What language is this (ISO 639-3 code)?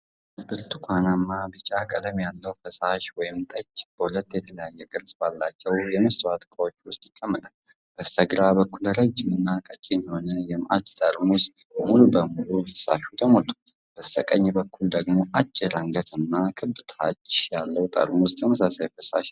amh